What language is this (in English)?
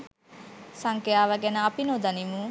Sinhala